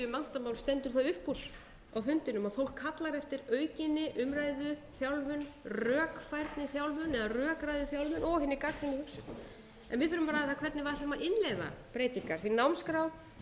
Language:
Icelandic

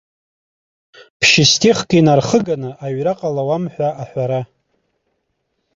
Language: Abkhazian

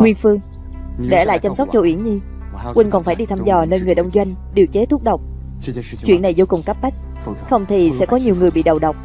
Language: Vietnamese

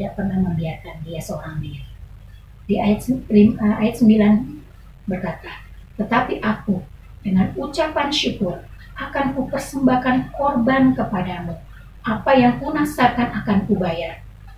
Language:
Indonesian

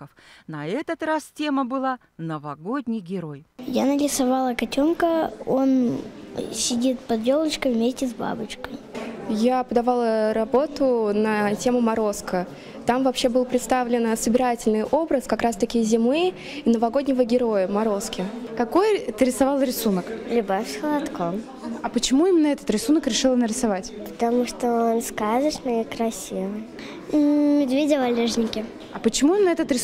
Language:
Russian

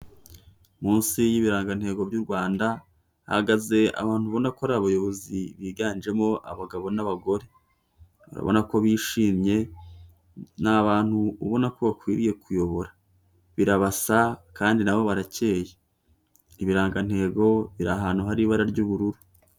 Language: Kinyarwanda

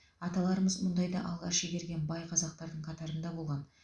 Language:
Kazakh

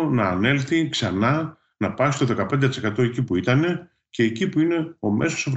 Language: Greek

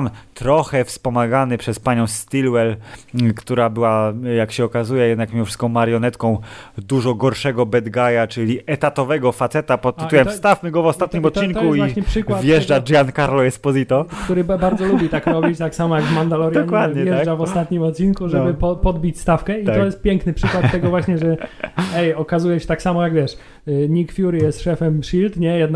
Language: Polish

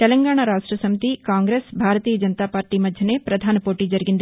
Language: Telugu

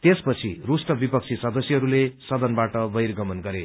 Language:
Nepali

